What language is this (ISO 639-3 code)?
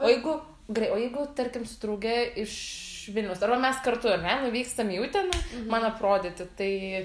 lit